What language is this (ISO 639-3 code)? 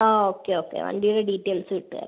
mal